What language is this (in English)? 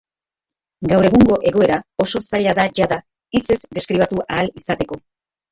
Basque